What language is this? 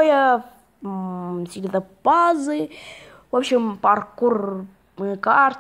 Russian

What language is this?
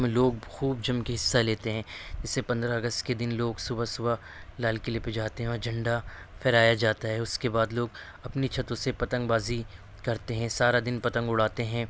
Urdu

